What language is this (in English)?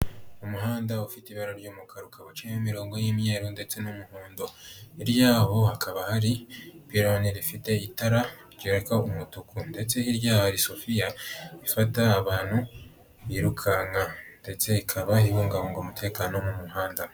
Kinyarwanda